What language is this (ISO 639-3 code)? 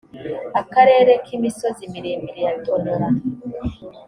kin